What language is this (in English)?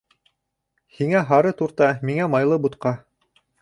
Bashkir